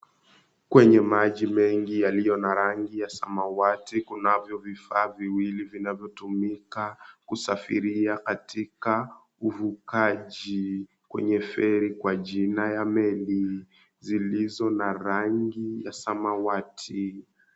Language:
Swahili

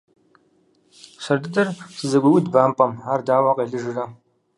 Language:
Kabardian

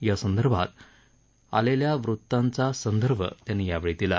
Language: Marathi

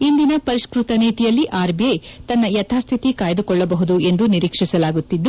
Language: Kannada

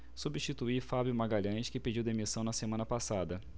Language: Portuguese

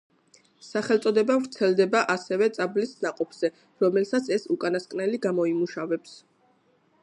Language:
Georgian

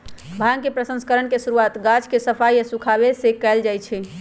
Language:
Magahi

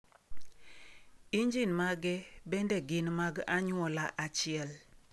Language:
Luo (Kenya and Tanzania)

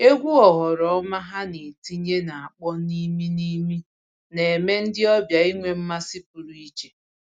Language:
Igbo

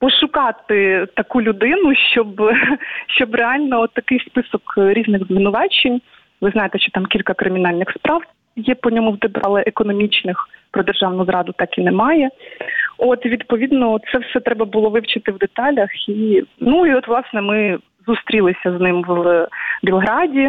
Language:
Ukrainian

